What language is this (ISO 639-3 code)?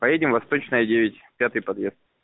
rus